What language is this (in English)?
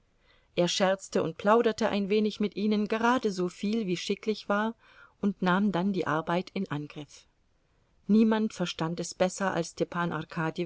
German